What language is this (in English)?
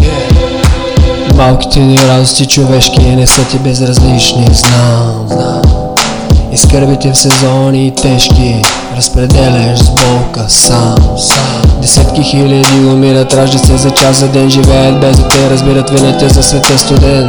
Bulgarian